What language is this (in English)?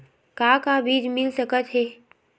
Chhattisgarhi